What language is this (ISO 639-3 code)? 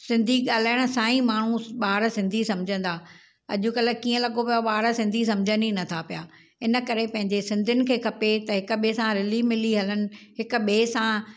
snd